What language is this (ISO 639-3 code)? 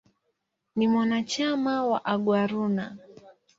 swa